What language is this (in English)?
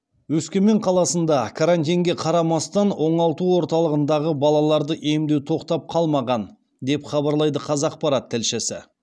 Kazakh